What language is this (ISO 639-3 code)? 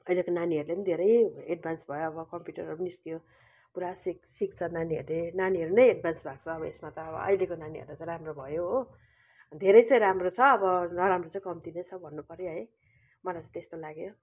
nep